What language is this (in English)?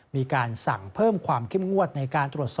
Thai